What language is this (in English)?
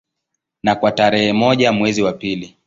Swahili